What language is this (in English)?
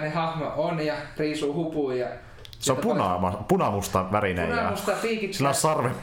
Finnish